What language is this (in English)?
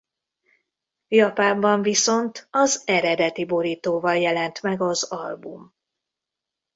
Hungarian